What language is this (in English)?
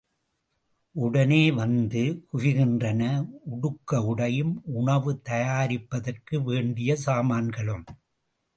Tamil